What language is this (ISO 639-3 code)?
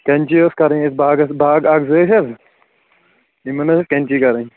kas